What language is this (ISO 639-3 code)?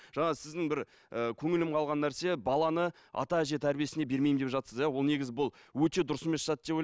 kaz